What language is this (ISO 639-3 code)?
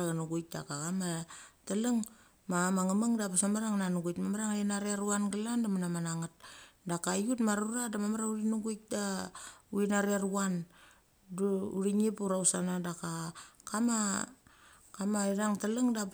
gcc